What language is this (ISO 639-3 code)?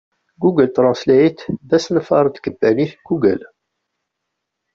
kab